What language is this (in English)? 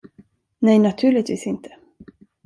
Swedish